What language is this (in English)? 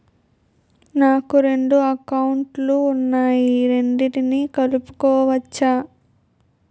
Telugu